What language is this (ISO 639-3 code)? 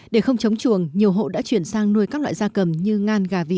vie